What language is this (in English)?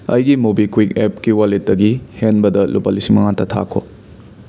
Manipuri